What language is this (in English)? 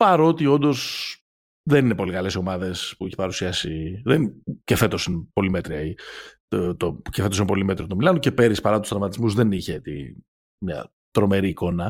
Greek